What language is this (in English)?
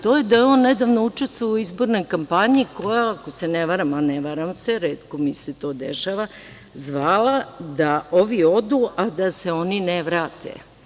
Serbian